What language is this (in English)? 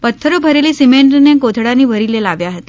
Gujarati